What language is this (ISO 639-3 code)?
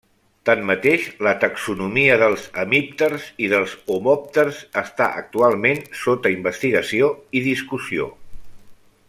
cat